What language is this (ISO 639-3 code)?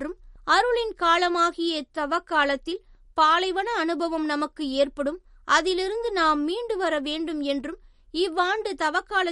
tam